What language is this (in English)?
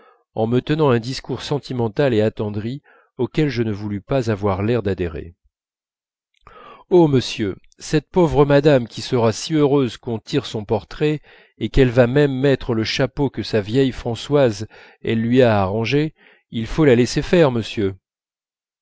French